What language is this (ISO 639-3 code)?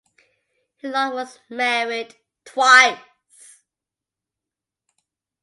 eng